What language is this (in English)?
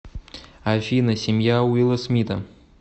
Russian